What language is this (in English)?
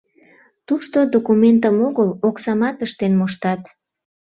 Mari